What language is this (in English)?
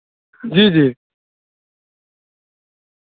Urdu